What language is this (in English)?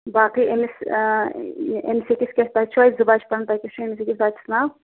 Kashmiri